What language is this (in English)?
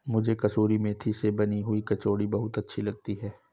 Hindi